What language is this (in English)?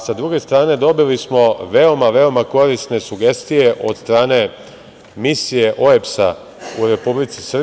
Serbian